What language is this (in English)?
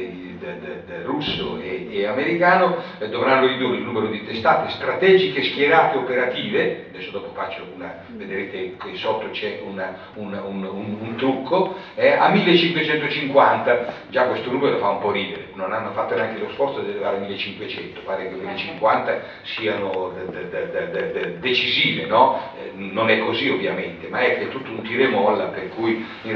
Italian